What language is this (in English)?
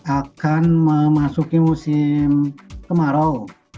Indonesian